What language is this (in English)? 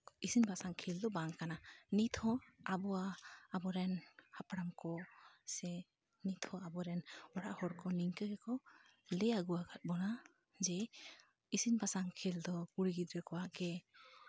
Santali